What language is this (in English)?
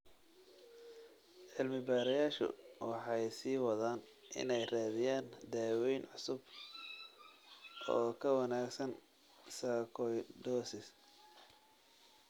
Somali